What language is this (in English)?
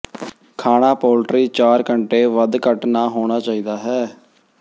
Punjabi